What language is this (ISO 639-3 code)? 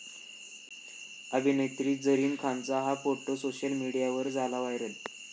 mar